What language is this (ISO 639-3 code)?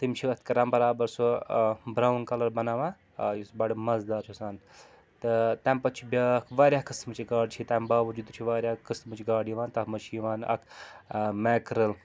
kas